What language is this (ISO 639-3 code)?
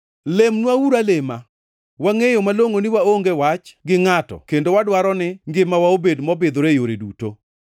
luo